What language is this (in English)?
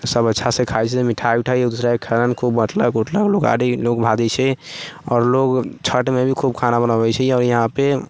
Maithili